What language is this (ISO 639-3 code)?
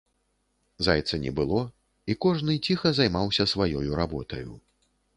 bel